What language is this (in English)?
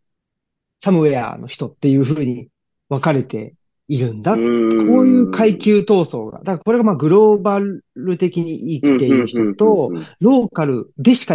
Japanese